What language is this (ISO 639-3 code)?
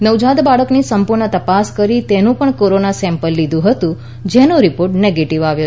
guj